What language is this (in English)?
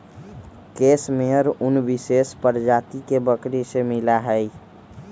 Magahi